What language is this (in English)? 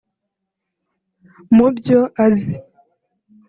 Kinyarwanda